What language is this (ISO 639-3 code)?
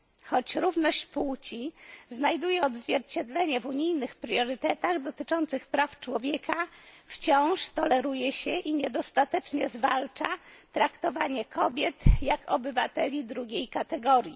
pol